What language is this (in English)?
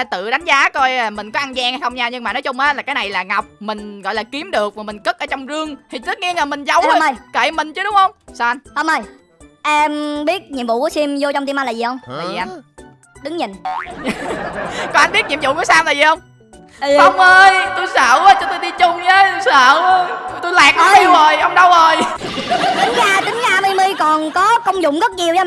Vietnamese